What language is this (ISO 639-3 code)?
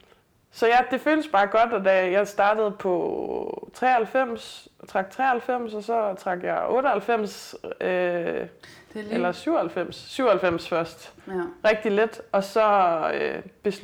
dan